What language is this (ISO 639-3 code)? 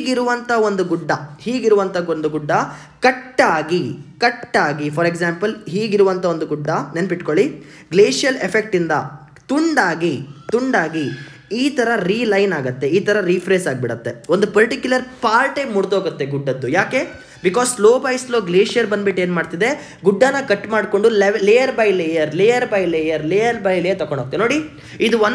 kan